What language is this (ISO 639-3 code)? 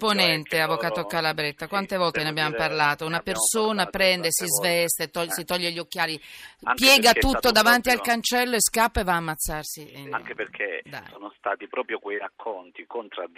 ita